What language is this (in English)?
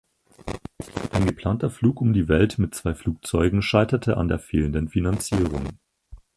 German